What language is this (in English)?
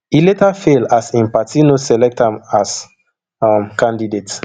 Nigerian Pidgin